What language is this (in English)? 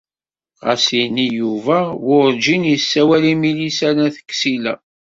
Kabyle